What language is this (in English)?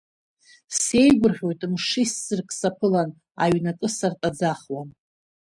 Abkhazian